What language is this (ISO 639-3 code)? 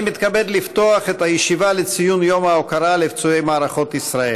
heb